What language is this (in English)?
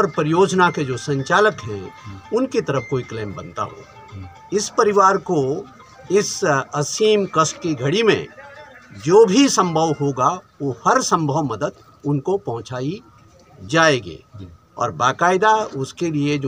Hindi